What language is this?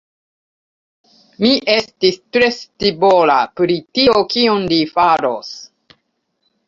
Esperanto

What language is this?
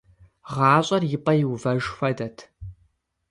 Kabardian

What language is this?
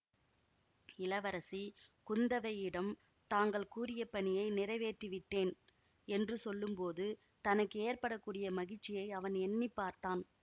Tamil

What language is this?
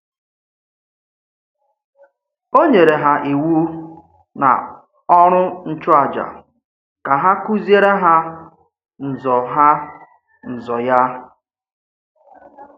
Igbo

